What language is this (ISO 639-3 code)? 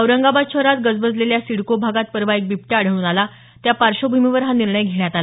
mar